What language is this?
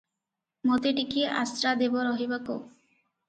Odia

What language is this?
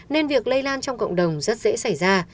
Vietnamese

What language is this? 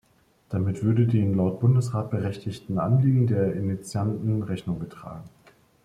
German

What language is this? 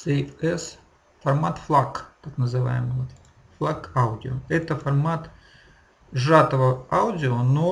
Russian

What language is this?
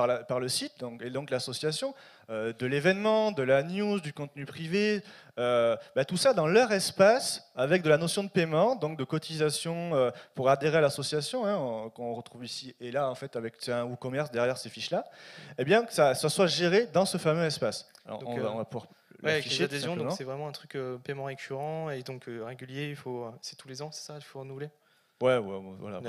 French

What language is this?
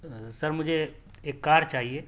Urdu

